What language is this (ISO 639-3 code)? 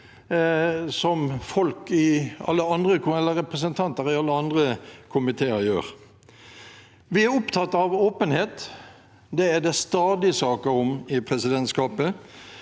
nor